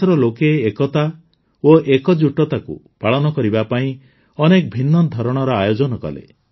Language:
Odia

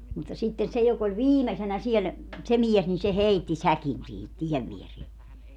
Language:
Finnish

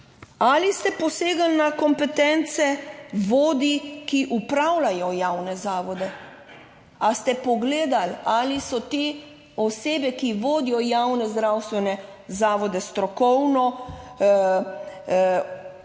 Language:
Slovenian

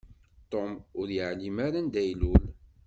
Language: Kabyle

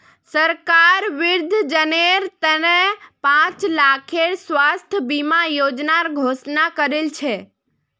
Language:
Magahi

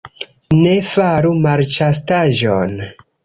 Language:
Esperanto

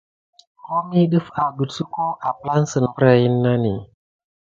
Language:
Gidar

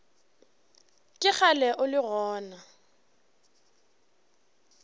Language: Northern Sotho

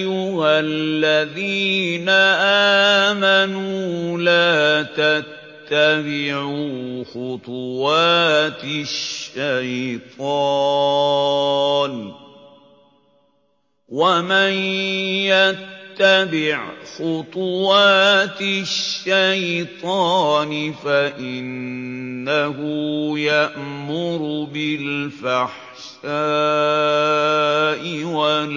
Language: Arabic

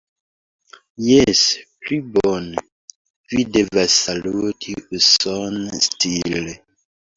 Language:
Esperanto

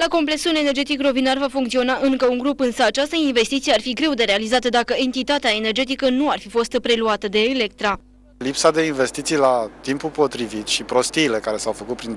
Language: Romanian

